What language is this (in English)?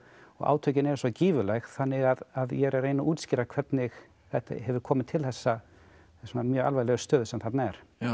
Icelandic